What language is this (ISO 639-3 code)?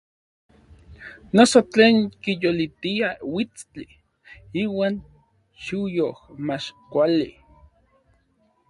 nlv